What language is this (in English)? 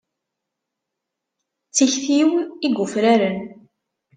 Kabyle